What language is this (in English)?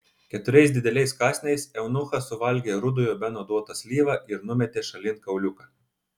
Lithuanian